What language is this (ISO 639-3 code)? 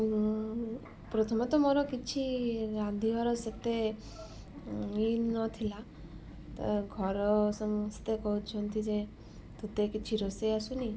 ori